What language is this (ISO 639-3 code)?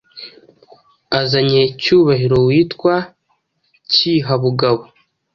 kin